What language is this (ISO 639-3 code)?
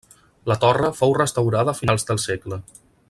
cat